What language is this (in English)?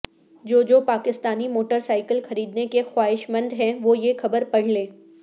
Urdu